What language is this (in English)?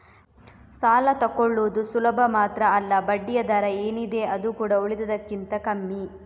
Kannada